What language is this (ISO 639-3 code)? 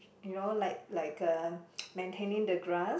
eng